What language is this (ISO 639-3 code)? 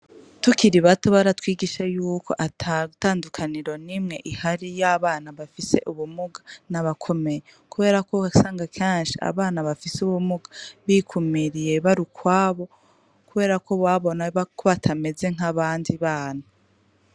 run